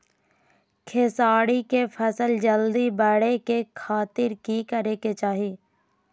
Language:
Magahi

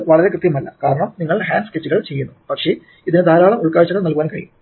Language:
Malayalam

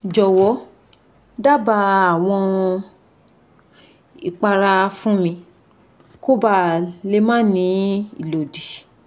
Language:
Yoruba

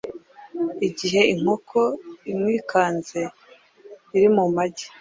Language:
Kinyarwanda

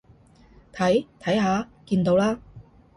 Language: Cantonese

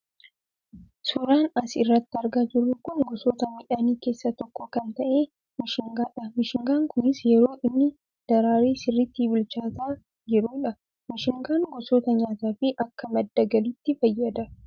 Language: Oromo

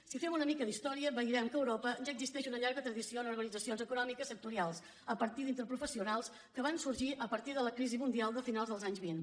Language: Catalan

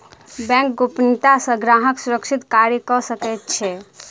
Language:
Maithili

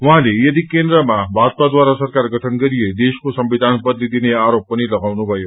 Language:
Nepali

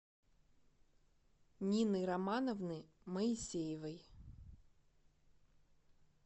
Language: Russian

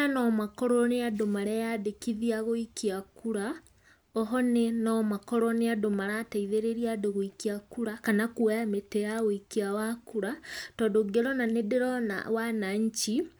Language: Kikuyu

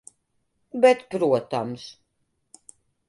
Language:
Latvian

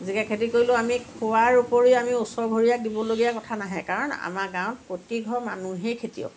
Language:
Assamese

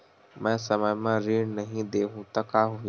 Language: Chhattisgarhi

